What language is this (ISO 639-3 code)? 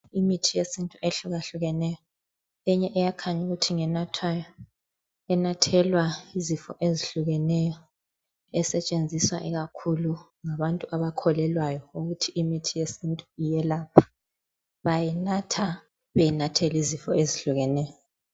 nde